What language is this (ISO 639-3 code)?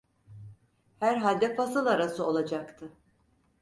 tur